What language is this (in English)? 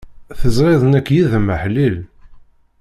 Kabyle